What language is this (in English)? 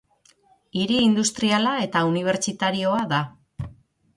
Basque